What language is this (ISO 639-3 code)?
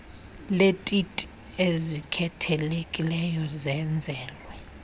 xho